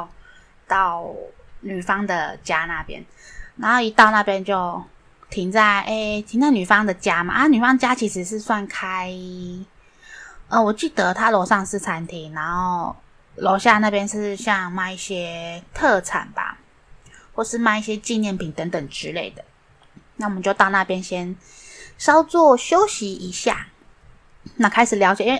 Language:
Chinese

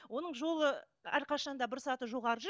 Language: Kazakh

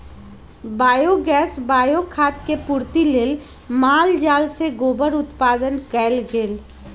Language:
Magahi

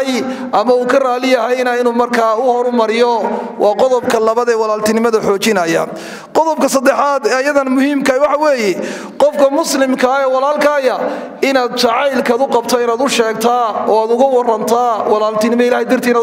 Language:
Arabic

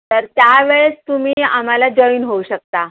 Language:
Marathi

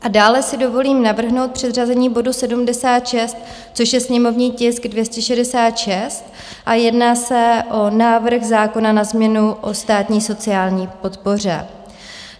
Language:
Czech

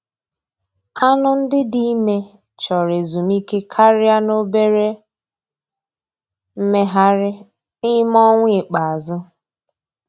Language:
Igbo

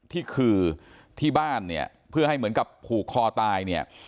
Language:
Thai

